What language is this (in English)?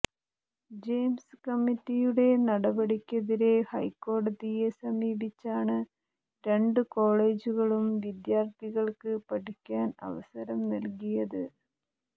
Malayalam